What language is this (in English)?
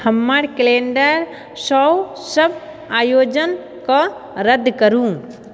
Maithili